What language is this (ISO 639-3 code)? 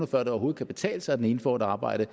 dan